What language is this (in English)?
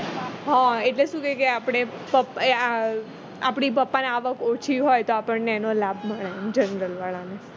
Gujarati